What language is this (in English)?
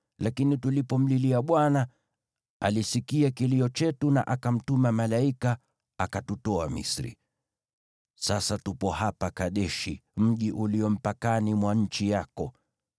Swahili